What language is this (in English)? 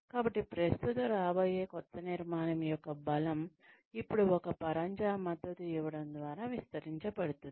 Telugu